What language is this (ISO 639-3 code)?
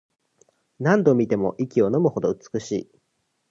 jpn